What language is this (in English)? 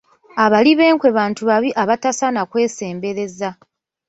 Ganda